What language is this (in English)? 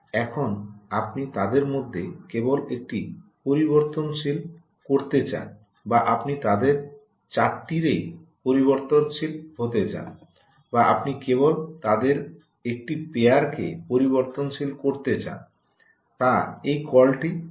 Bangla